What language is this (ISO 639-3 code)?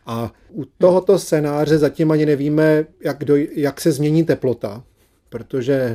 ces